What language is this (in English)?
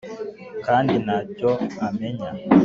Kinyarwanda